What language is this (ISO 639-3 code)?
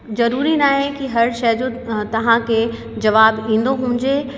snd